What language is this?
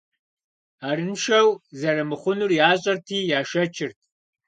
Kabardian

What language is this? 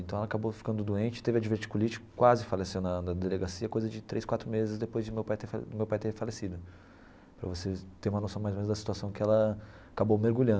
Portuguese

